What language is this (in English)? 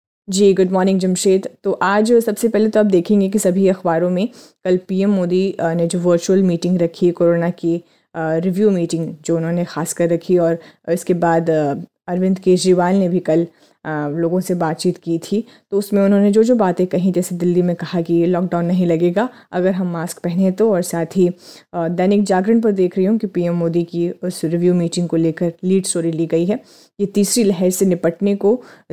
Hindi